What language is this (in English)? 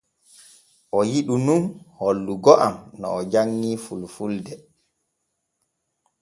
Borgu Fulfulde